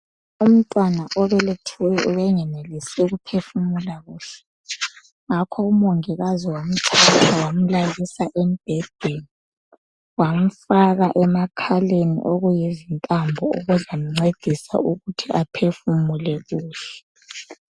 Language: North Ndebele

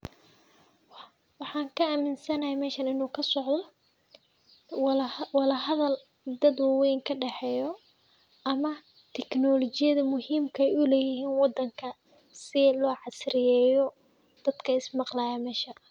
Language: Somali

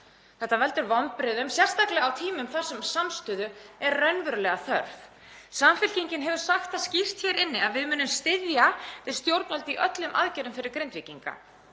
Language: Icelandic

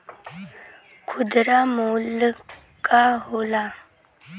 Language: Bhojpuri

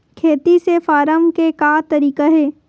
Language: Chhattisgarhi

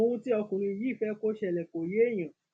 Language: Yoruba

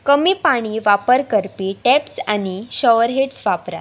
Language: Konkani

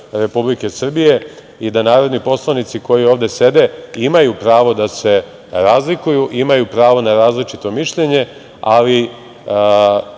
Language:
Serbian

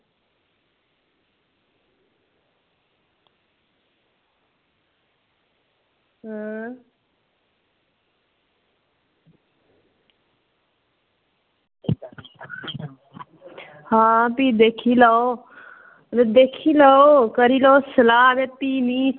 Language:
Dogri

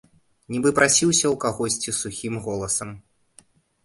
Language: Belarusian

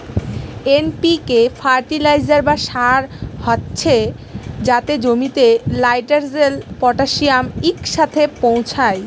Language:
Bangla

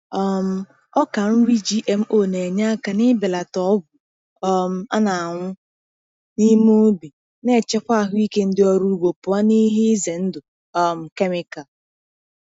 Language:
Igbo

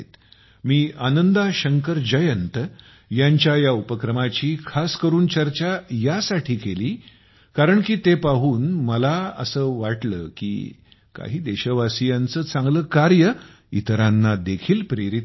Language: Marathi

